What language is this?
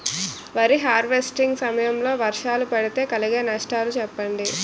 Telugu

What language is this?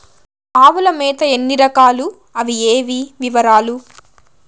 Telugu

